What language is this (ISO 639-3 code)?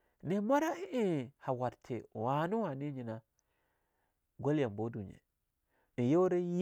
lnu